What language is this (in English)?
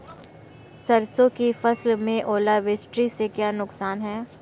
Hindi